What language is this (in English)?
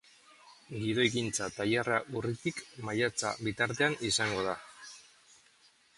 Basque